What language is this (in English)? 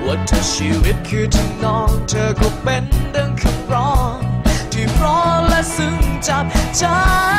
Thai